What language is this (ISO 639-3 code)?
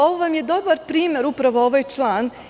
srp